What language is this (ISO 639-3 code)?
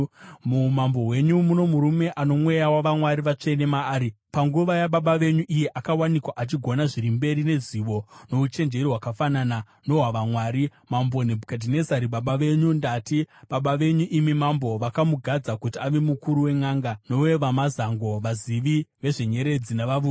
sna